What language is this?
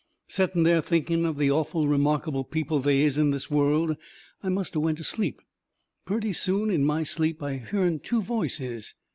English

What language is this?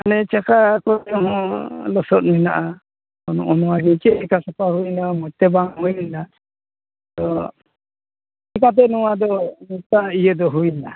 Santali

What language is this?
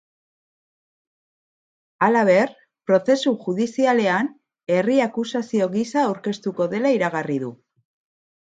Basque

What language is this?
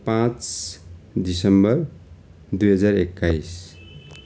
Nepali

